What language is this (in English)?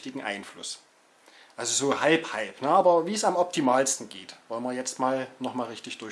German